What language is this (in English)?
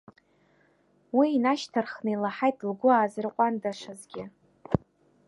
Abkhazian